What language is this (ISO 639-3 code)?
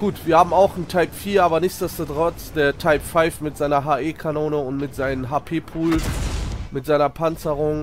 deu